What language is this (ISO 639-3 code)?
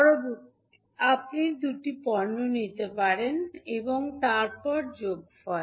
ben